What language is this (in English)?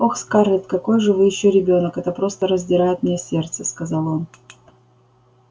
Russian